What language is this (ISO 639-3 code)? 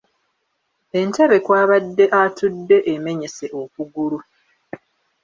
lug